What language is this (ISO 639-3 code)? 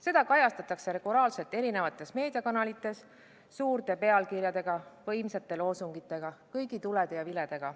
est